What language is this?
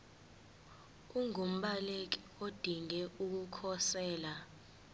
Zulu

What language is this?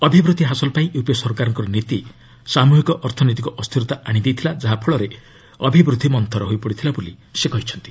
Odia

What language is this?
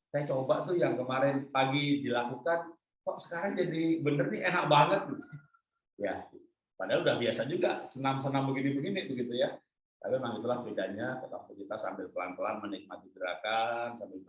Indonesian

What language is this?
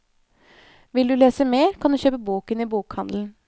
Norwegian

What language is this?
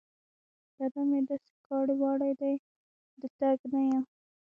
Pashto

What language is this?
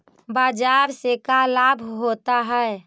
Magahi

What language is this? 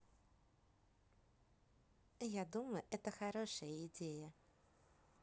Russian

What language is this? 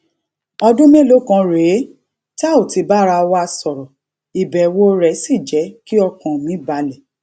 Yoruba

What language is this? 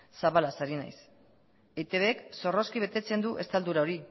Basque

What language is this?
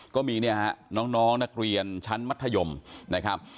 Thai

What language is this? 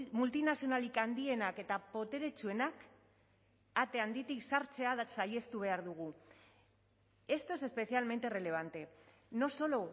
Basque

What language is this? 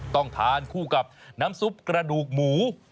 Thai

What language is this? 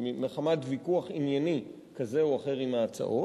Hebrew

